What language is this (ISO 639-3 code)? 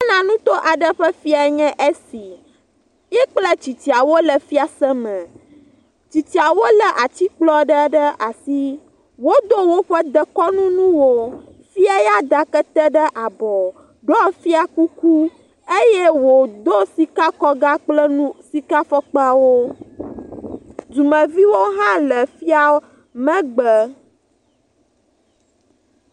ewe